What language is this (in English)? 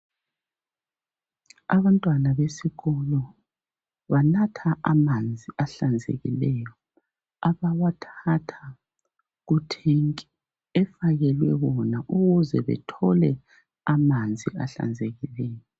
North Ndebele